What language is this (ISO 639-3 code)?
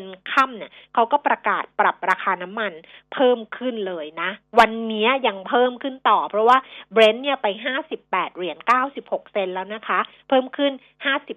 tha